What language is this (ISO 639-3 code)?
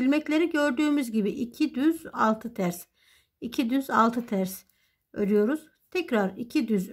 tur